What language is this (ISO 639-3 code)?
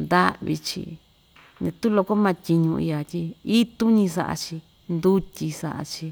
vmj